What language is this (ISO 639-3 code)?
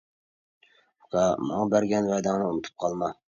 uig